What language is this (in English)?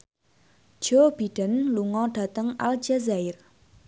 Javanese